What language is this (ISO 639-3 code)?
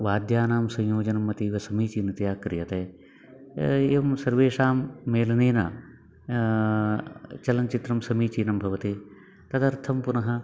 san